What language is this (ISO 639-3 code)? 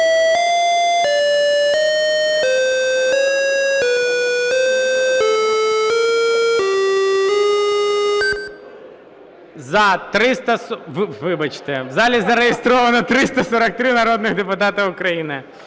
ukr